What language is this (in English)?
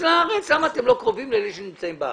Hebrew